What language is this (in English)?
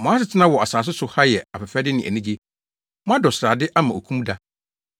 Akan